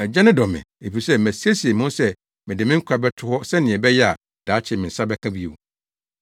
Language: Akan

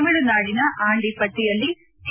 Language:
Kannada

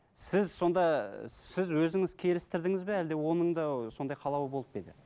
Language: Kazakh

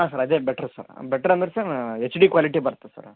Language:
Kannada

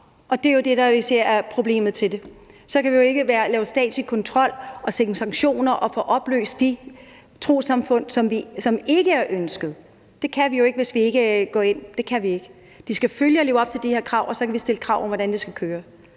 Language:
Danish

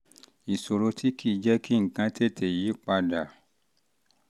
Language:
Yoruba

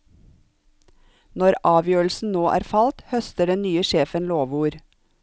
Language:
Norwegian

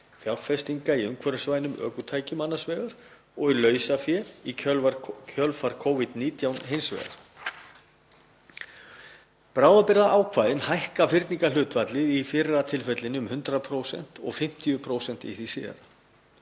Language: Icelandic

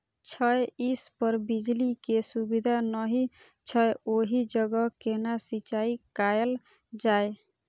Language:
Maithili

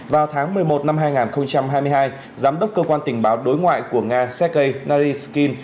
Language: Vietnamese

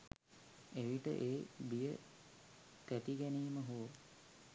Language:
Sinhala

